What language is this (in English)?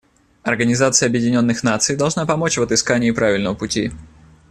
Russian